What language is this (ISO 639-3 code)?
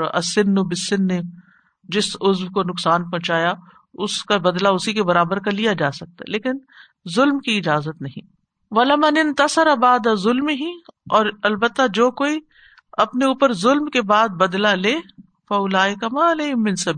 urd